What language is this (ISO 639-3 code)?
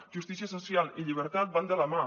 cat